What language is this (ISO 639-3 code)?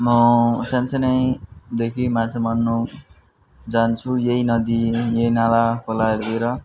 nep